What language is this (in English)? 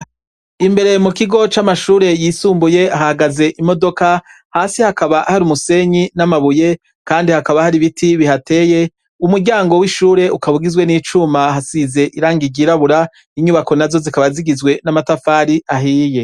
Rundi